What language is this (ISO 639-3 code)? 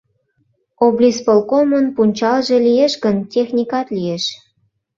chm